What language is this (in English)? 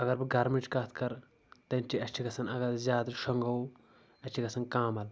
Kashmiri